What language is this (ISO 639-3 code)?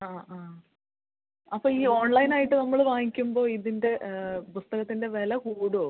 mal